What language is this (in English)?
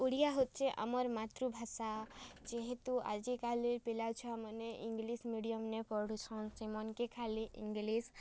Odia